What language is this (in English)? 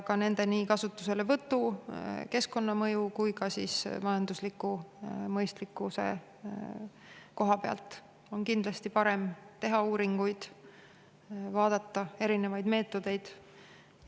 Estonian